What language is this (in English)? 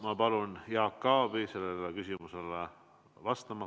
Estonian